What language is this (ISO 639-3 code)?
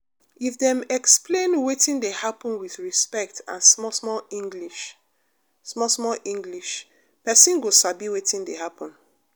pcm